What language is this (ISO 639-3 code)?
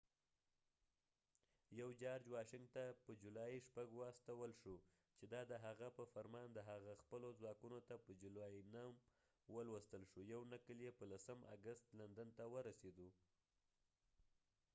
pus